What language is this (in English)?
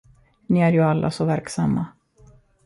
Swedish